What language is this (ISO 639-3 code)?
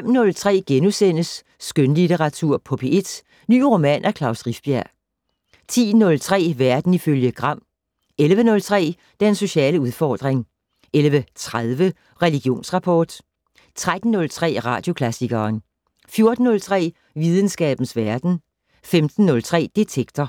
dan